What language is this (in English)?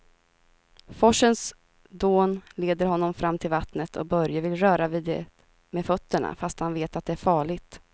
Swedish